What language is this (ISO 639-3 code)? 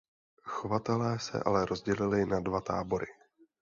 ces